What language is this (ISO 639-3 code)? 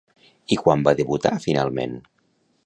cat